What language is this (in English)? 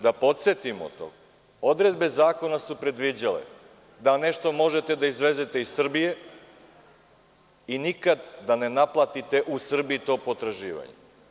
Serbian